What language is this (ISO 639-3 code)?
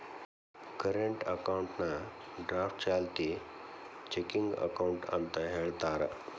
kan